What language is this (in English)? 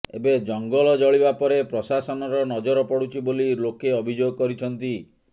Odia